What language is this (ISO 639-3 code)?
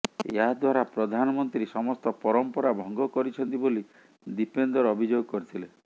ori